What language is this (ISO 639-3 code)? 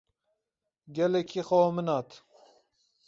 kur